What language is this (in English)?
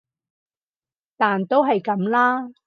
Cantonese